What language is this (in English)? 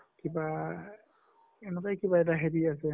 Assamese